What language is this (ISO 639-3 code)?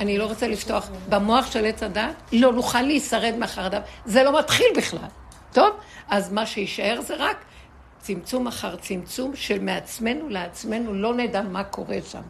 heb